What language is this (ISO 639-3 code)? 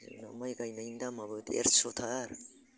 brx